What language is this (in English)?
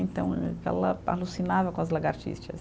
Portuguese